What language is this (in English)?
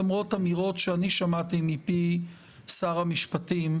Hebrew